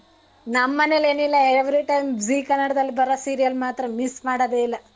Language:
Kannada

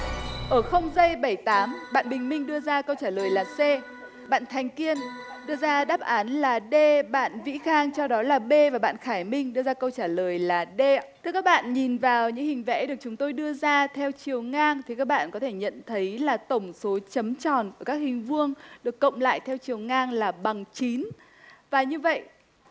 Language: Vietnamese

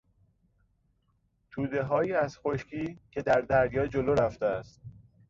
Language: Persian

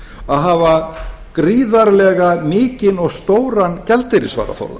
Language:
Icelandic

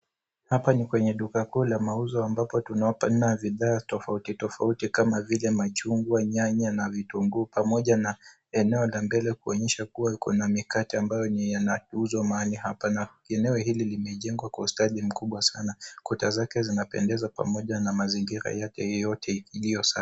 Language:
Swahili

